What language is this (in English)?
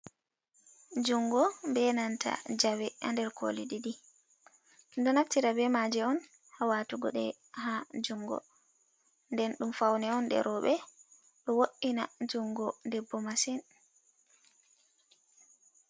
Fula